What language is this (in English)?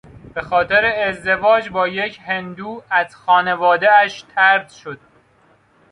Persian